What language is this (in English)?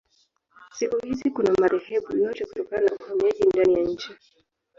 Swahili